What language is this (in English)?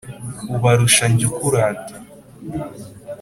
Kinyarwanda